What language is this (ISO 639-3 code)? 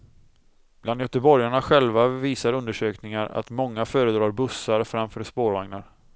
swe